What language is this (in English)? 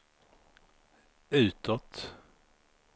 Swedish